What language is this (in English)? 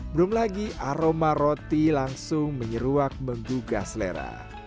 Indonesian